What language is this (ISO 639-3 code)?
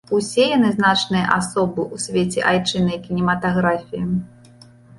bel